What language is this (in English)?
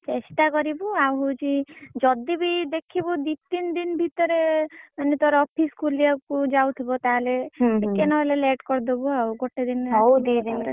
Odia